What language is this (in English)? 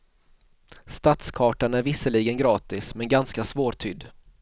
Swedish